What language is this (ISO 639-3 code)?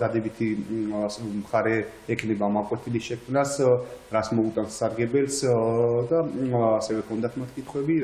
ron